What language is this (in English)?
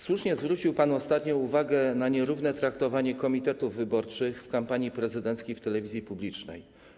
Polish